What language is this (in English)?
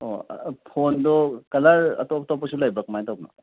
Manipuri